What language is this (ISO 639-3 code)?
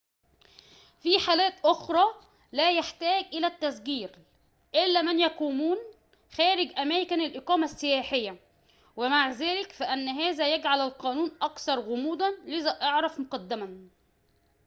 ara